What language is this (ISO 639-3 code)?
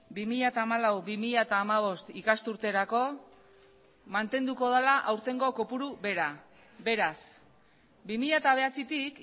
eus